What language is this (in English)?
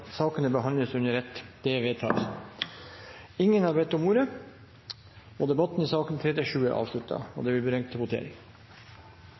Norwegian Bokmål